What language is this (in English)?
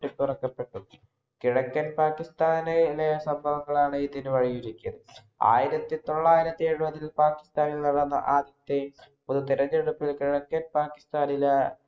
Malayalam